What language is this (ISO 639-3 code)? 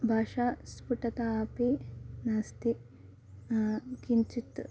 san